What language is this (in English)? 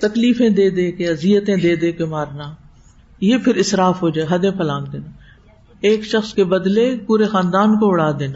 Urdu